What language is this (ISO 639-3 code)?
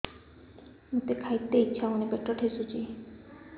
ori